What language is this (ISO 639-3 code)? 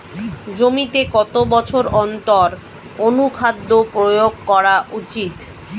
ben